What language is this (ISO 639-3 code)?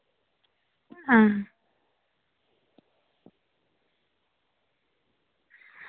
doi